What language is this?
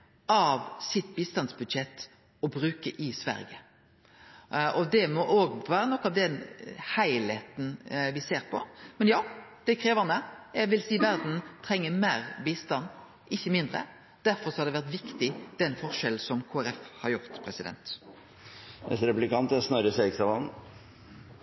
Norwegian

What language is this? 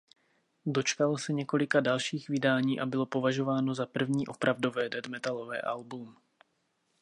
Czech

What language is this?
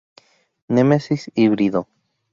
Spanish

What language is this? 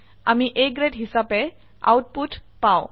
Assamese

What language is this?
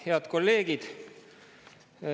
Estonian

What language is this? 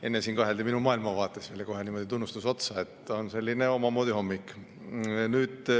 Estonian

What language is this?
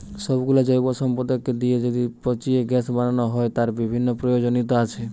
Bangla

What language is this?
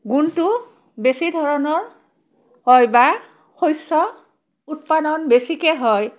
Assamese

